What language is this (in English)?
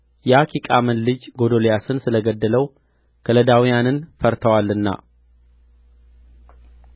Amharic